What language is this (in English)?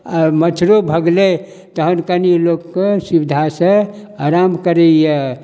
Maithili